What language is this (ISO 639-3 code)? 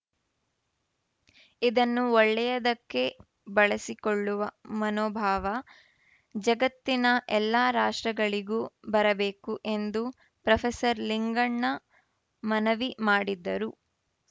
kan